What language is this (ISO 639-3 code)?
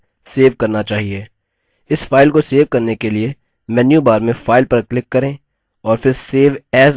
hin